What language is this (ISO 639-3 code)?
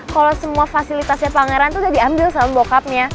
ind